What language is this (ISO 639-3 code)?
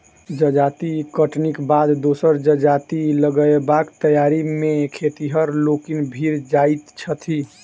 mai